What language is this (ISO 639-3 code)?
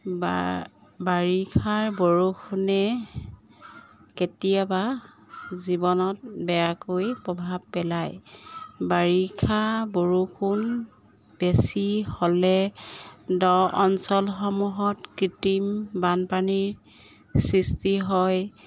asm